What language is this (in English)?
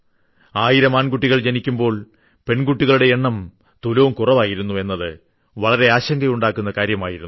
Malayalam